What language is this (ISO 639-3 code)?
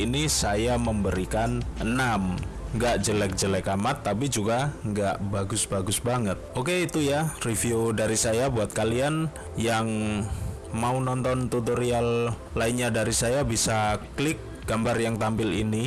ind